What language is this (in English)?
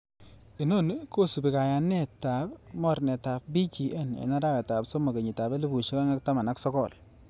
Kalenjin